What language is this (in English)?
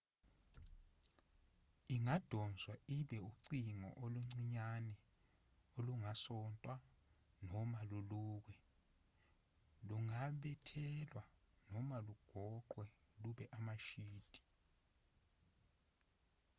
Zulu